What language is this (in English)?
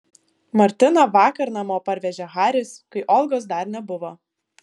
Lithuanian